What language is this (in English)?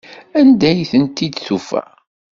Kabyle